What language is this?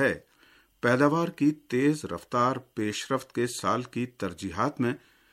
Urdu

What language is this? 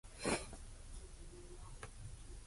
Japanese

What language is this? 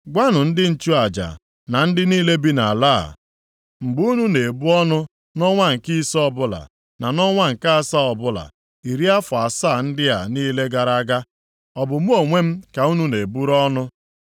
Igbo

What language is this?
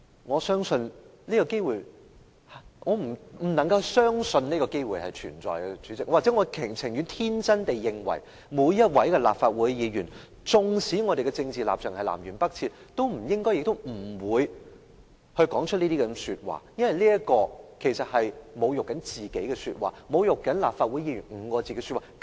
Cantonese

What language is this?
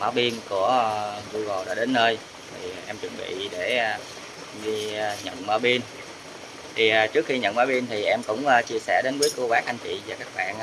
Vietnamese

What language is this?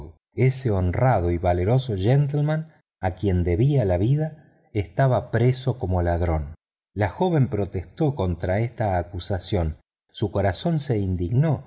Spanish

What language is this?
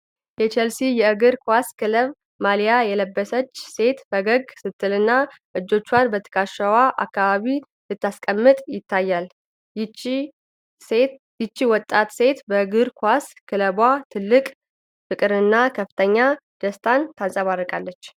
Amharic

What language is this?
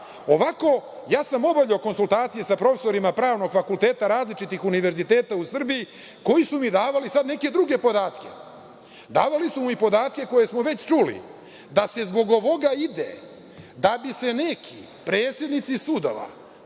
Serbian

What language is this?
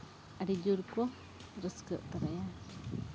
Santali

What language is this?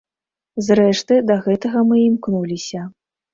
Belarusian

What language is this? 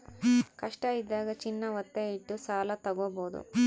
Kannada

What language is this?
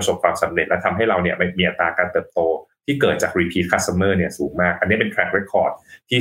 Thai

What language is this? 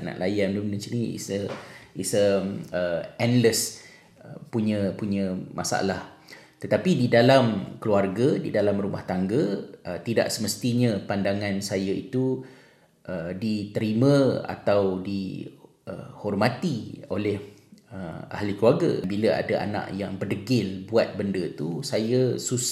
Malay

